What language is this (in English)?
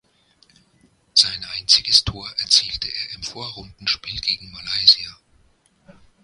German